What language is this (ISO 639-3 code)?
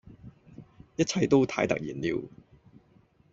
yue